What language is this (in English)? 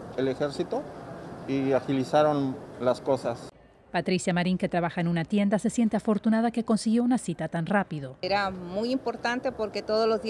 Spanish